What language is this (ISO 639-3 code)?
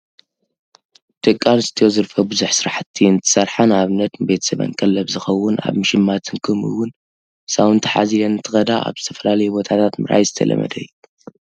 tir